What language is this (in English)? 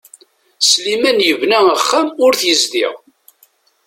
Kabyle